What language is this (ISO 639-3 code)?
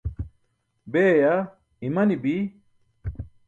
bsk